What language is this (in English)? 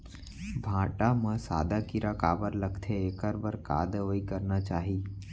Chhattisgarhi